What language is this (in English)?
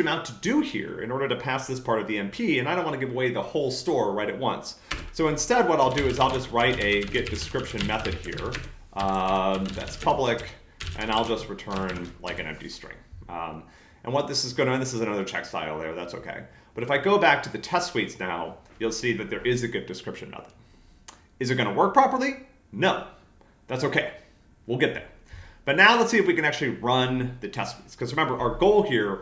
English